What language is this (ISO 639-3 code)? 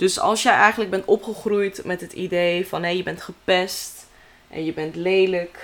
nld